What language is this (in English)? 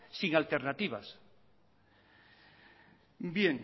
Spanish